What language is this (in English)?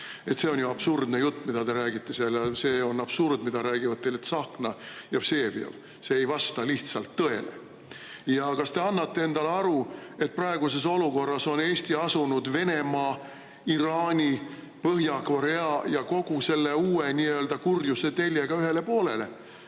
Estonian